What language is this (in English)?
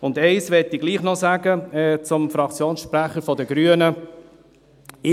Swiss German